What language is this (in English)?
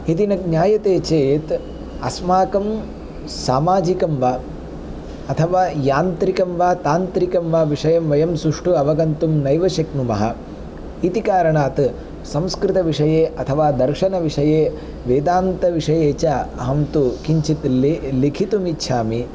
Sanskrit